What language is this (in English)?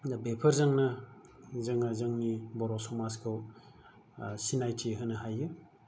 Bodo